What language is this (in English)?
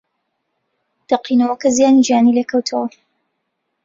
Central Kurdish